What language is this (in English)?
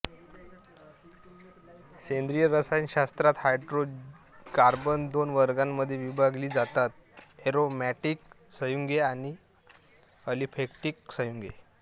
Marathi